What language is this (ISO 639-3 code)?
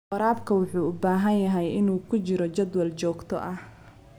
som